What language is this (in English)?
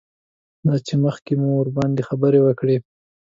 Pashto